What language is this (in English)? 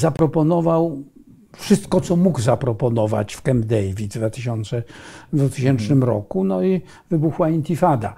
Polish